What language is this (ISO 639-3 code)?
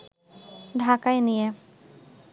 ben